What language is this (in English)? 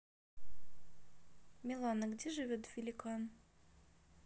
Russian